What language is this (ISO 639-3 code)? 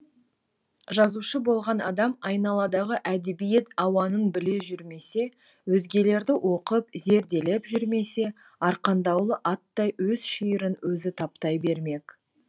kaz